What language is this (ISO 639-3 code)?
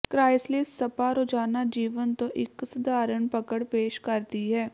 pan